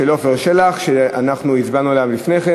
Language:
Hebrew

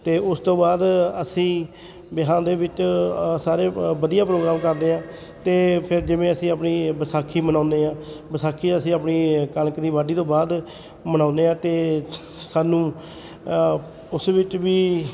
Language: Punjabi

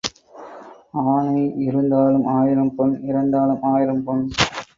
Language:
Tamil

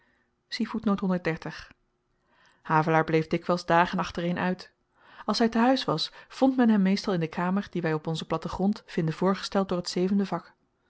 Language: Dutch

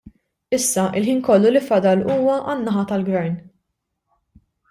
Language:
Maltese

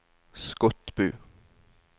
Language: Norwegian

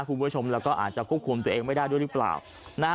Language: Thai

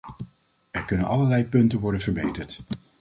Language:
Dutch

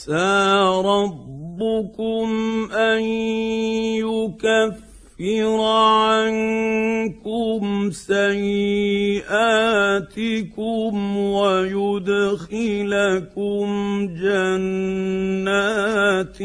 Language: Arabic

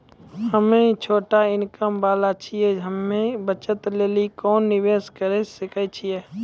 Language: Maithili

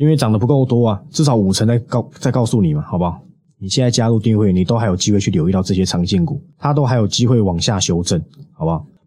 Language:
Chinese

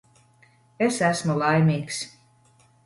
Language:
Latvian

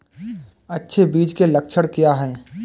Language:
Hindi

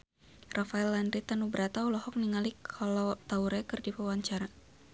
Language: Sundanese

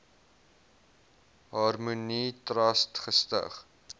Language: Afrikaans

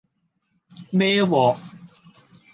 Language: Cantonese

